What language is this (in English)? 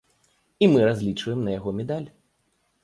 Belarusian